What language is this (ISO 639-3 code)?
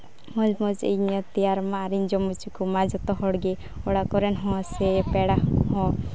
sat